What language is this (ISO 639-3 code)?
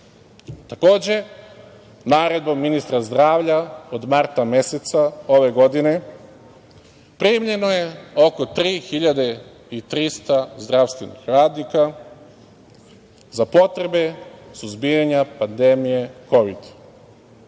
srp